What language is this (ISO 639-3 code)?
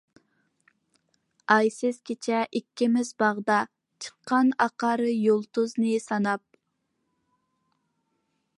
uig